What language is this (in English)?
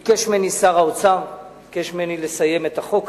Hebrew